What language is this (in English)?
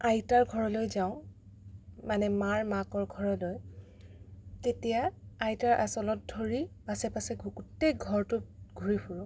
Assamese